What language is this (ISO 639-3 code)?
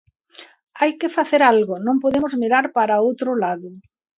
glg